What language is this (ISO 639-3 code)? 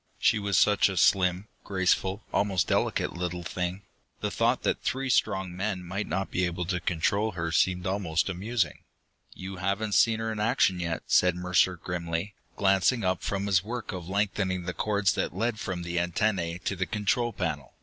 eng